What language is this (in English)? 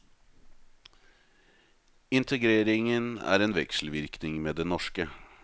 Norwegian